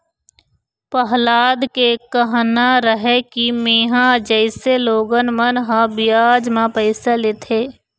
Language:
Chhattisgarhi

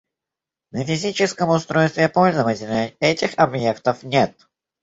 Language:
Russian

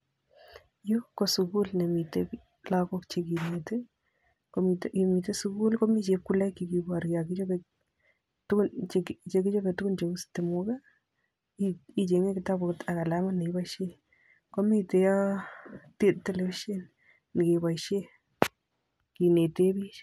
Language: Kalenjin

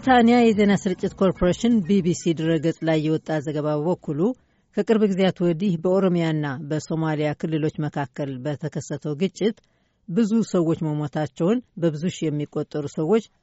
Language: Amharic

